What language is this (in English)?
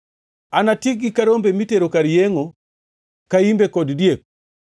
Luo (Kenya and Tanzania)